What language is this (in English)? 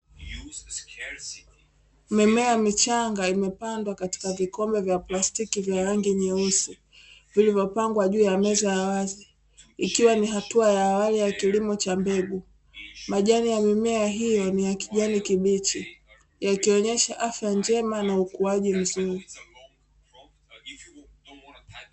Swahili